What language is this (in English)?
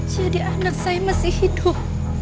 Indonesian